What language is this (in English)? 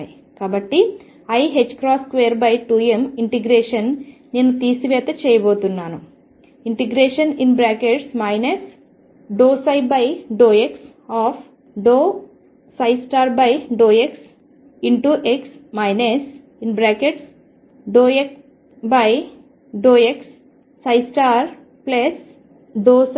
Telugu